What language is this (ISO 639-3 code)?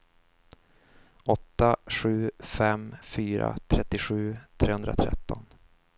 swe